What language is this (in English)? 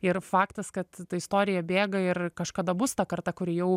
Lithuanian